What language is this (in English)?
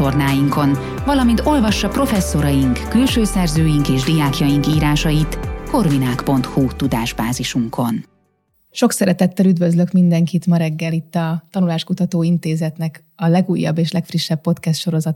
Hungarian